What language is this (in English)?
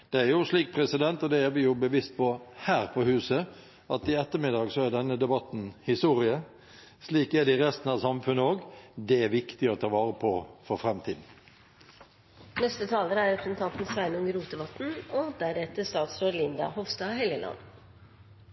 Norwegian